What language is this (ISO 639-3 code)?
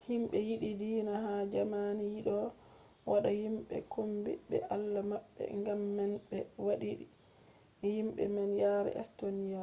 ful